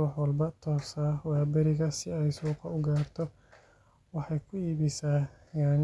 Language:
Somali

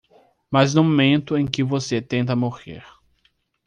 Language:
Portuguese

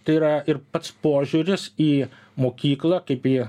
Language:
Lithuanian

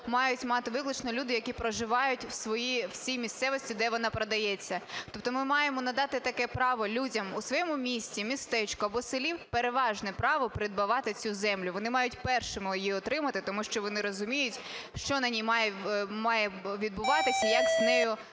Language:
Ukrainian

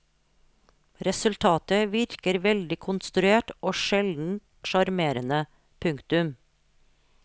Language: Norwegian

